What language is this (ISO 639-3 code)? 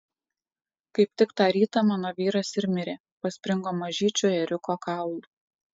lit